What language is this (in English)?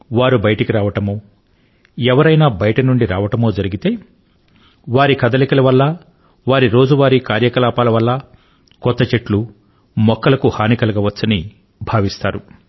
Telugu